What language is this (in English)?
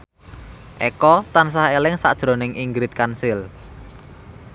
Javanese